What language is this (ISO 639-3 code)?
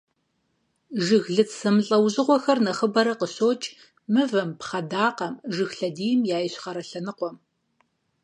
kbd